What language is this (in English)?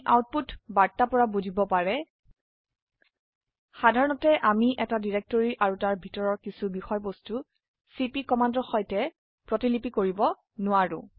Assamese